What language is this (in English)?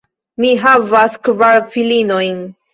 Esperanto